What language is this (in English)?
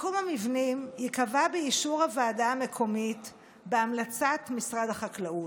Hebrew